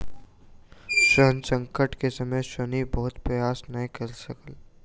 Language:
Maithili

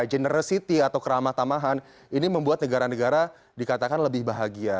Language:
Indonesian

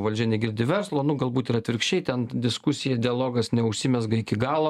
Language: Lithuanian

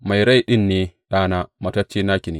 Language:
Hausa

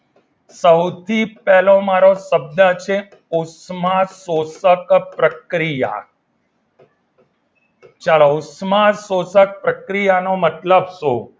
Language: Gujarati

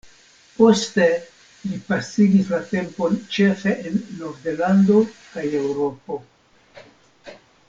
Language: Esperanto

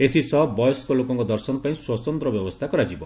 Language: Odia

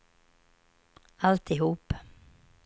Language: Swedish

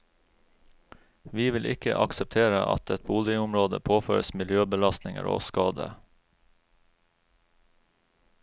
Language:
Norwegian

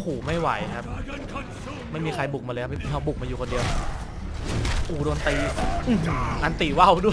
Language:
Thai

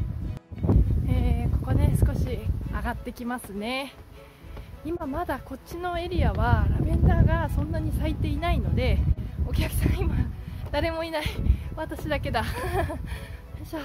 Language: Japanese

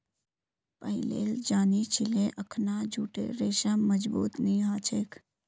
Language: Magahi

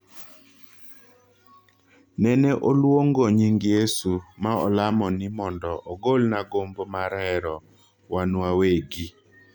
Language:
Luo (Kenya and Tanzania)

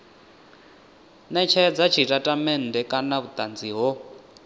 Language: Venda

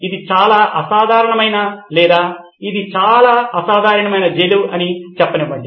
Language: Telugu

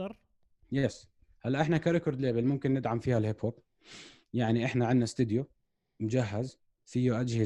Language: Arabic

